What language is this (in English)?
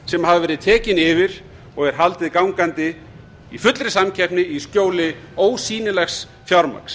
Icelandic